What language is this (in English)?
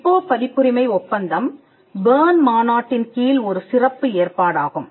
Tamil